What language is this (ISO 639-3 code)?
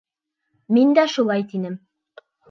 bak